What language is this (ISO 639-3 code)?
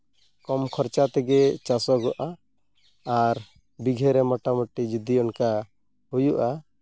sat